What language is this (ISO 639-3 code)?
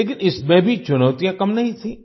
hin